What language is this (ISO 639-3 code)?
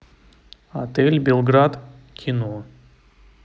rus